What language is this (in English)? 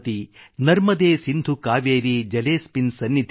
Kannada